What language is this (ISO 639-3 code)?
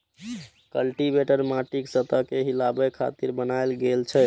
mai